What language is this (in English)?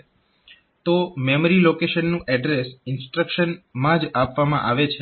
Gujarati